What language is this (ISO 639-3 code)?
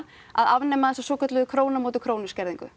isl